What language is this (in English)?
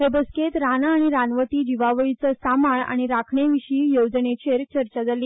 Konkani